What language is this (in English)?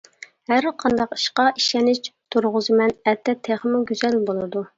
Uyghur